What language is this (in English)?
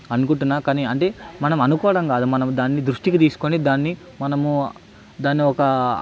Telugu